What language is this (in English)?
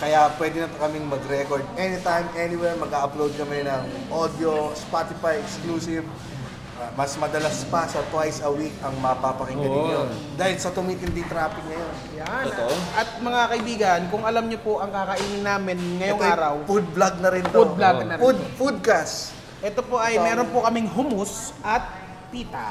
Filipino